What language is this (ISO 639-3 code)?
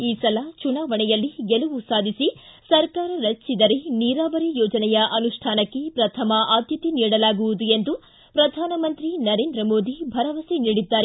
kan